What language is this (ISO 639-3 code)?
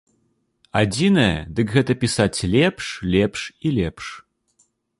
bel